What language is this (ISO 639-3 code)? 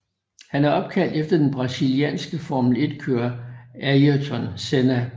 dan